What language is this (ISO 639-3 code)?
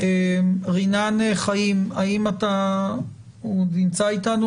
heb